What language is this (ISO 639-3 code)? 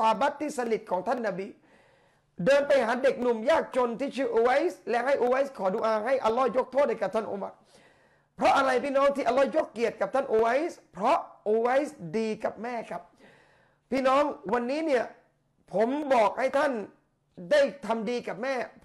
tha